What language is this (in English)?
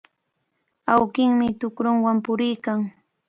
Cajatambo North Lima Quechua